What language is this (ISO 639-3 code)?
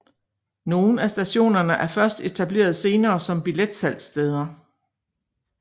dan